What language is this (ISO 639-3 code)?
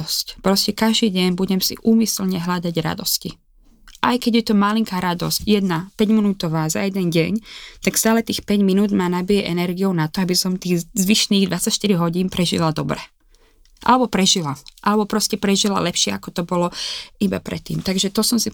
slk